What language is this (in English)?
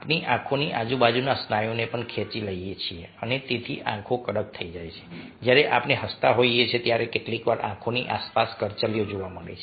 Gujarati